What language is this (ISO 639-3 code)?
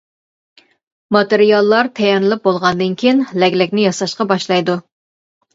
uig